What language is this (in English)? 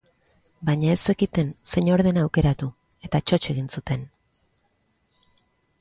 Basque